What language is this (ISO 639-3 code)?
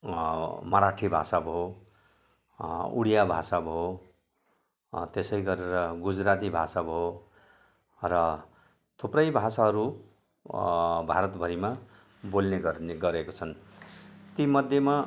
nep